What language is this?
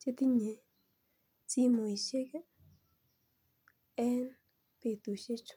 Kalenjin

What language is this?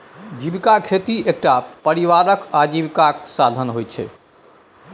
Maithili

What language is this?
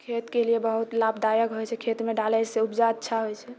Maithili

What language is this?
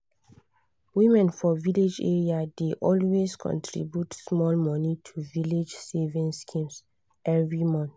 Nigerian Pidgin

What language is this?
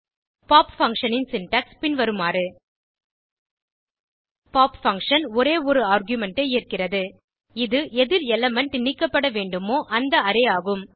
Tamil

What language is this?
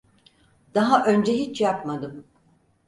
Turkish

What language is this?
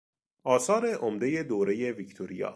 Persian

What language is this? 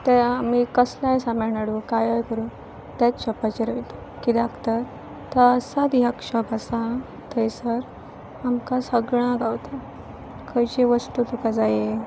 Konkani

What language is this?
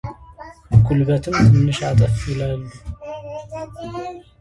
Amharic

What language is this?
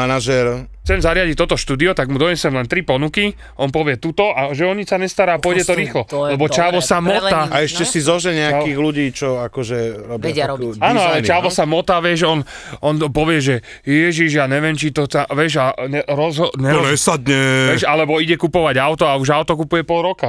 Slovak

